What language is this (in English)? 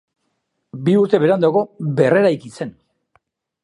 Basque